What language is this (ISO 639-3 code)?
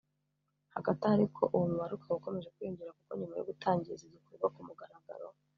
kin